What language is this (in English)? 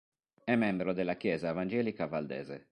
Italian